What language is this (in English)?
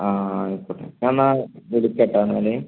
Malayalam